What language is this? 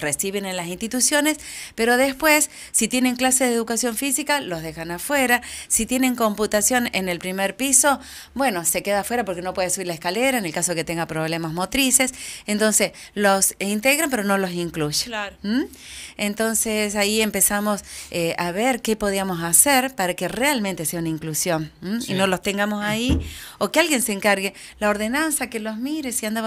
Spanish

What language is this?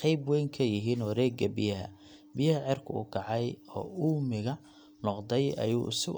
Somali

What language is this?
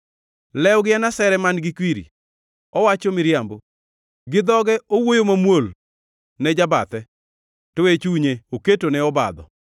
Luo (Kenya and Tanzania)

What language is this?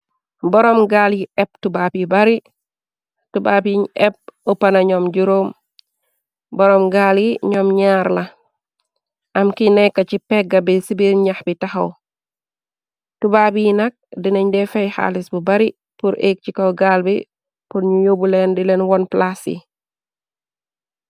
Wolof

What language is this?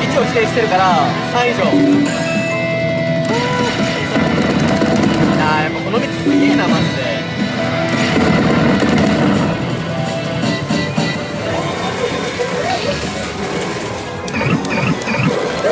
Japanese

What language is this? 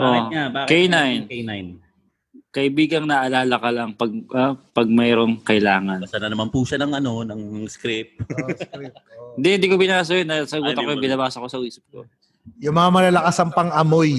Filipino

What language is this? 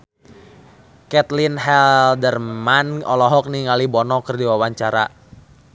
Sundanese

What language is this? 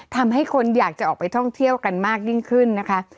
Thai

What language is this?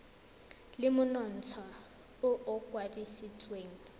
Tswana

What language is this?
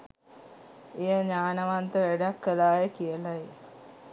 Sinhala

